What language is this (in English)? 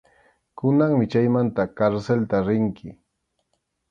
Arequipa-La Unión Quechua